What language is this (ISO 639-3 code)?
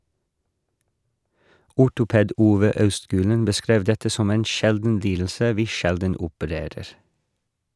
nor